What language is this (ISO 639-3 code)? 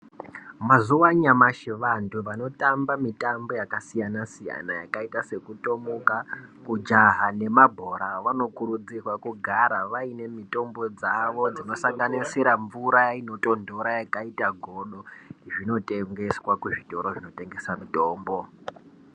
ndc